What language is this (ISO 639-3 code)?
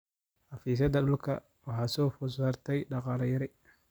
som